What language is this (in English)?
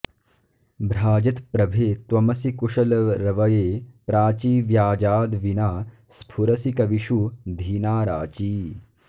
Sanskrit